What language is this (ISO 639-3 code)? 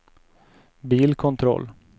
swe